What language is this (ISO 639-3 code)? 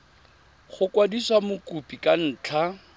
tsn